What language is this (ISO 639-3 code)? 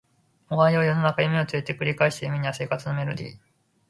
jpn